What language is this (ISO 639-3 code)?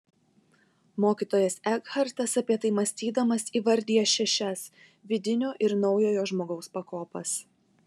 lit